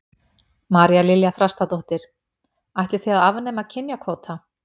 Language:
Icelandic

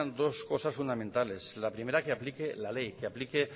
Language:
Spanish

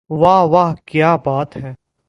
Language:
Urdu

